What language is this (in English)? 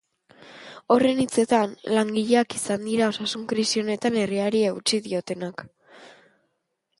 Basque